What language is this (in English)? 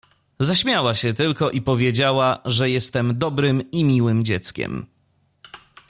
Polish